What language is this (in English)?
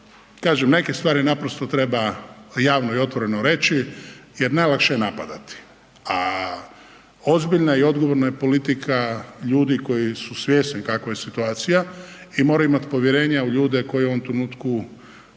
Croatian